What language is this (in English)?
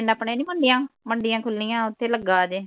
Punjabi